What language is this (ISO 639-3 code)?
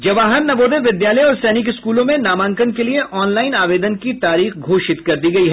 hin